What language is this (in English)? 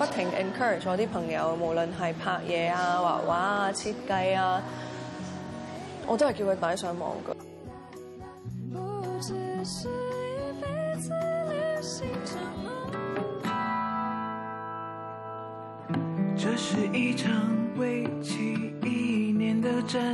Chinese